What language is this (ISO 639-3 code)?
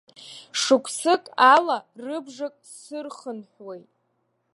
abk